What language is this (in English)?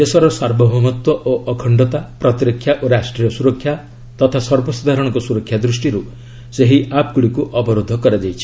Odia